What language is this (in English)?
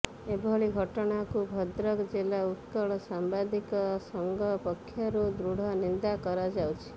Odia